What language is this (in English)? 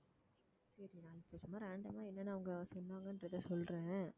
Tamil